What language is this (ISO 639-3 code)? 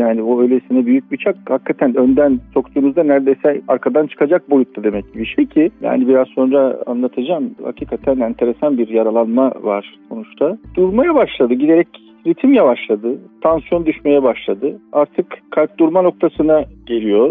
tur